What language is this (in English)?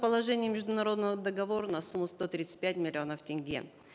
Kazakh